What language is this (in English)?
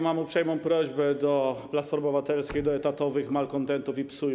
Polish